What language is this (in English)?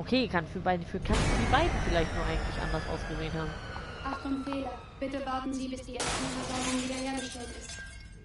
German